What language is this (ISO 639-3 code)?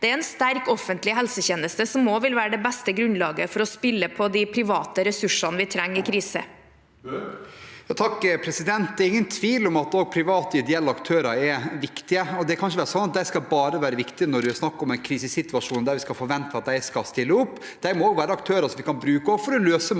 nor